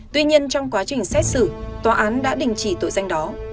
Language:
Vietnamese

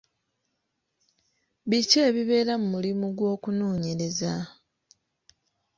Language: Ganda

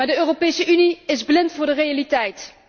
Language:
Dutch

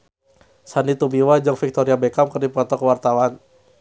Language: Sundanese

